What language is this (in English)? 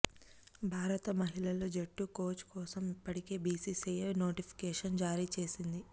Telugu